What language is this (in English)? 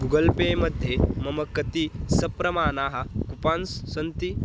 Sanskrit